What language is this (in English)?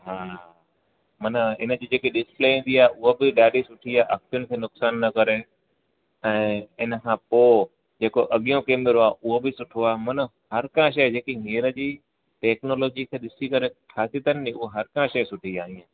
Sindhi